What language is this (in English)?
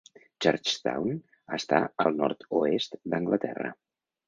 Catalan